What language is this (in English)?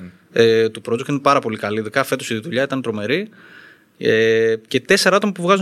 Greek